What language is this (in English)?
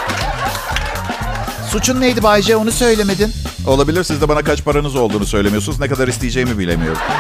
Turkish